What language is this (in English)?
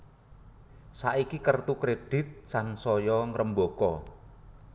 Javanese